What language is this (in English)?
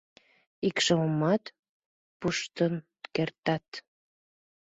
Mari